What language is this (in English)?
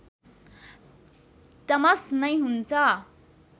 Nepali